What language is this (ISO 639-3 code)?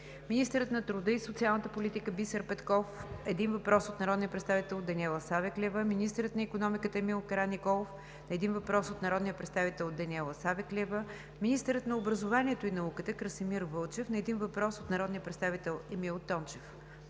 bul